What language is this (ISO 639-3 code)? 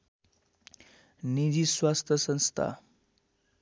nep